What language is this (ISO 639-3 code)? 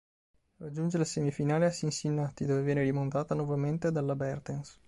ita